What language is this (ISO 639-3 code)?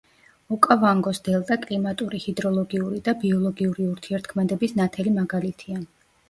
kat